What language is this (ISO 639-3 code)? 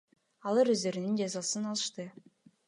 kir